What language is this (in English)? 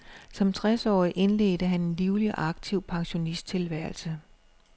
Danish